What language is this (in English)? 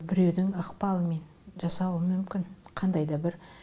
Kazakh